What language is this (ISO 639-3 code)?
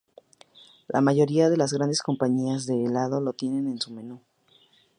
spa